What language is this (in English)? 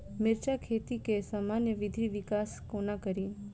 Maithili